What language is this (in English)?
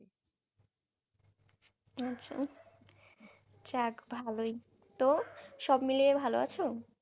Bangla